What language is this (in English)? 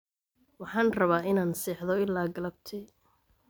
Somali